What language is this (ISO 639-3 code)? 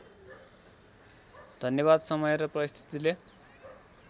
nep